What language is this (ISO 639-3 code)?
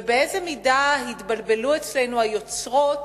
heb